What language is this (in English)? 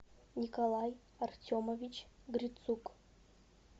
Russian